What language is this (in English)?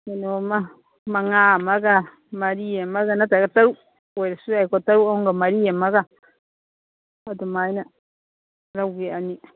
Manipuri